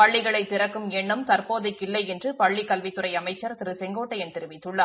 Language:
Tamil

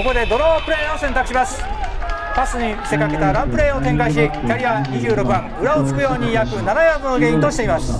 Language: Japanese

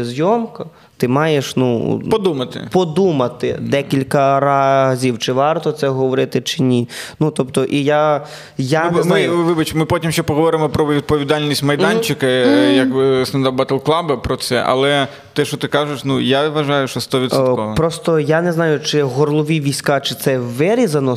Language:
Ukrainian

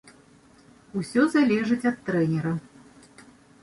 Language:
Belarusian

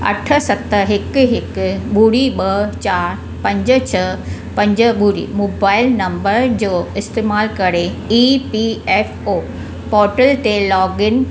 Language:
Sindhi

